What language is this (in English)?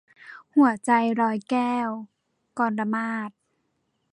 Thai